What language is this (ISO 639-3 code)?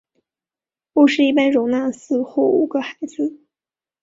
zho